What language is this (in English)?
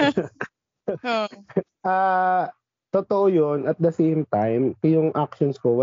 Filipino